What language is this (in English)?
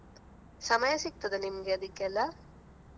Kannada